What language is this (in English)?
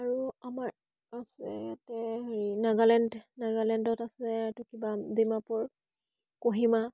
Assamese